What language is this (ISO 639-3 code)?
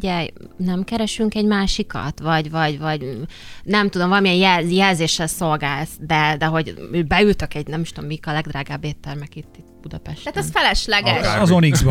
hun